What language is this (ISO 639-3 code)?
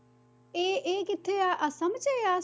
pan